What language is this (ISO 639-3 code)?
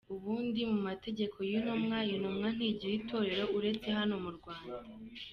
kin